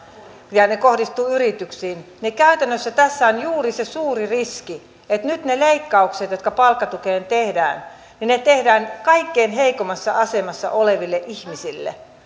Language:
Finnish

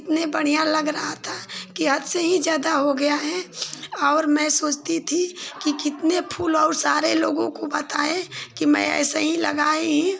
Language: Hindi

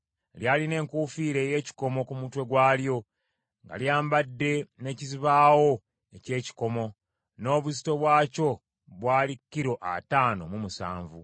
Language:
Ganda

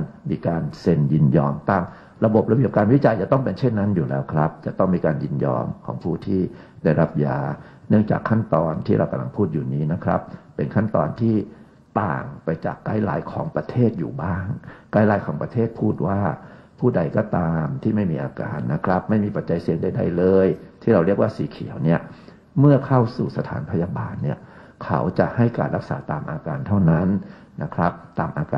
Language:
Thai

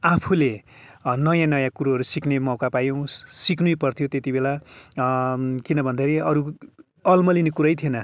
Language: Nepali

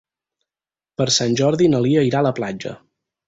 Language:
Catalan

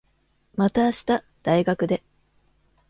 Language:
Japanese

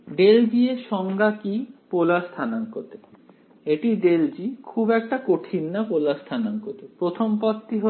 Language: Bangla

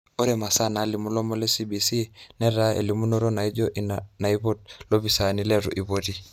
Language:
Masai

